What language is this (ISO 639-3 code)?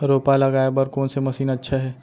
hne